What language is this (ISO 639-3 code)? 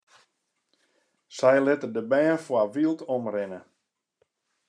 fry